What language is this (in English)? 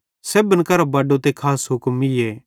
Bhadrawahi